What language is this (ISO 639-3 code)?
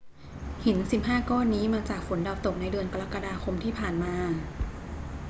tha